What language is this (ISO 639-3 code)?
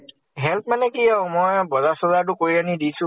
asm